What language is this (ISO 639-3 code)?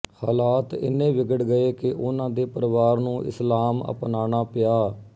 pan